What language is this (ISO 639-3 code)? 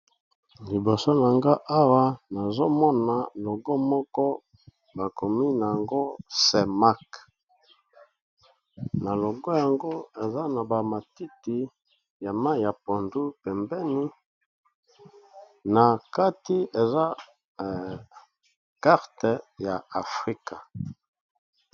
lin